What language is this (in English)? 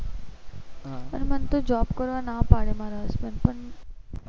Gujarati